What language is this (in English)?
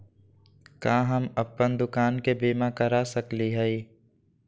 Magahi